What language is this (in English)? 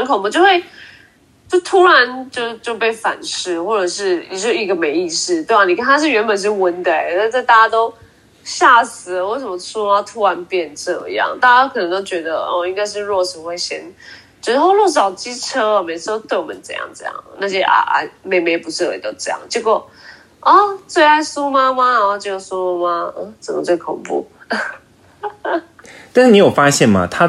Chinese